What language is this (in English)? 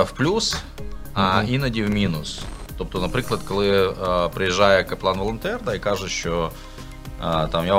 Ukrainian